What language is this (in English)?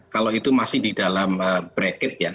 Indonesian